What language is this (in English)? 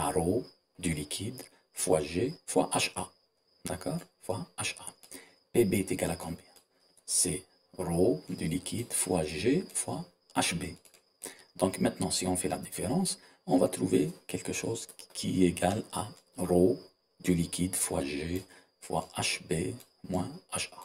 French